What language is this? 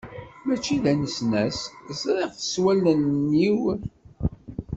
Kabyle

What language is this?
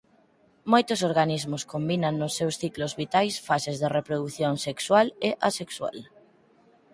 Galician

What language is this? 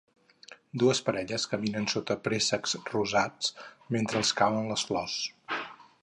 Catalan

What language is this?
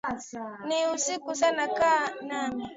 Swahili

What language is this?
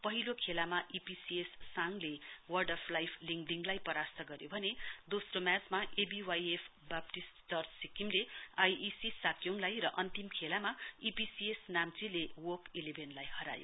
Nepali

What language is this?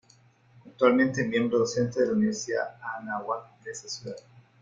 Spanish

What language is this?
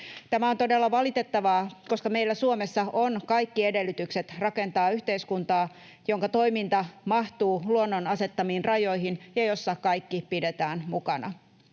Finnish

